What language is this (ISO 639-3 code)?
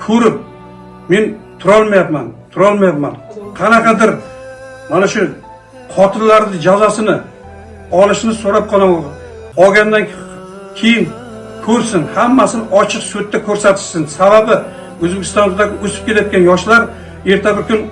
tur